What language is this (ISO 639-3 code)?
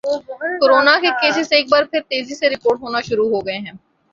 urd